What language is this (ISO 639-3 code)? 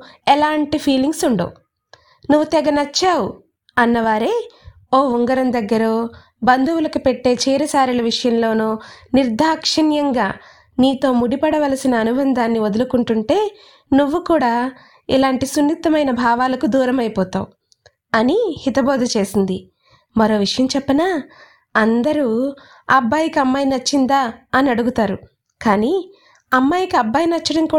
tel